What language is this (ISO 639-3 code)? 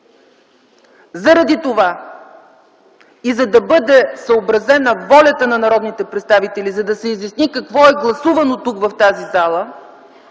bul